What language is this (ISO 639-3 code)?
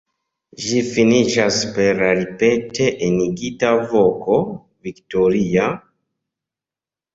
epo